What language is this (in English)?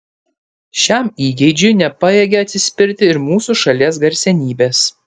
Lithuanian